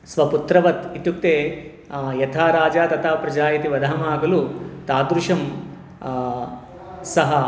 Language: Sanskrit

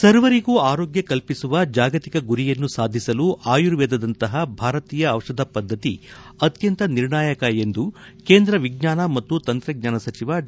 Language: Kannada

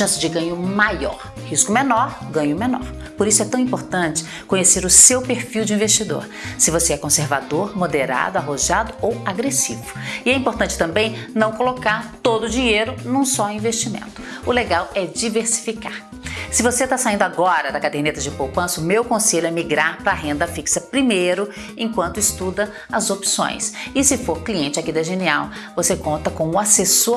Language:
Portuguese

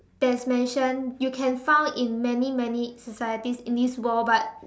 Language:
English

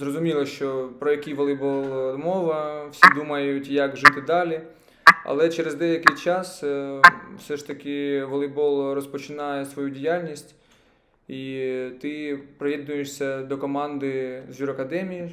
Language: Ukrainian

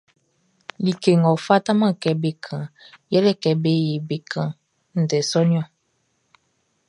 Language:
Baoulé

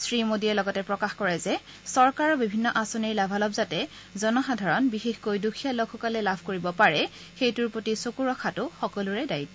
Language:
Assamese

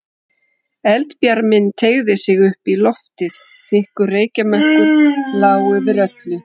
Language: Icelandic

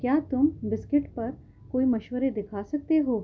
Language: Urdu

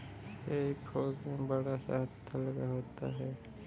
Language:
Hindi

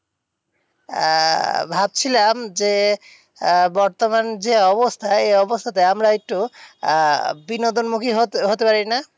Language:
Bangla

